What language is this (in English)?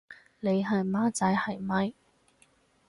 Cantonese